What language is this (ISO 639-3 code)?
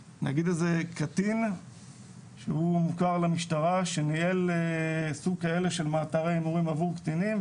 heb